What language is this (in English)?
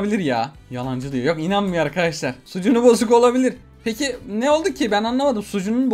Turkish